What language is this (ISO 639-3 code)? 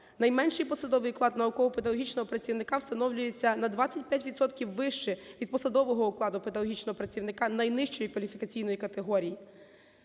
ukr